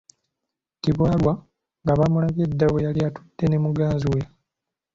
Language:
Ganda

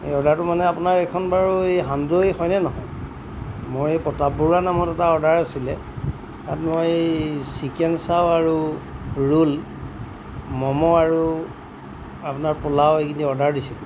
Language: Assamese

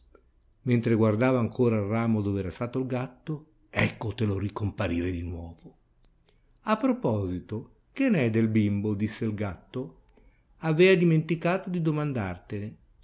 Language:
Italian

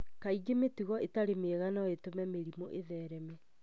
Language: Kikuyu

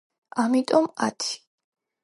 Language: Georgian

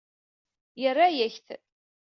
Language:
Kabyle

